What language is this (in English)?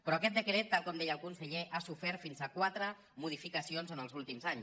Catalan